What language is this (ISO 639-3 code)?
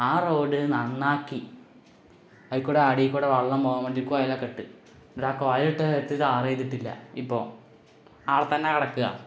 mal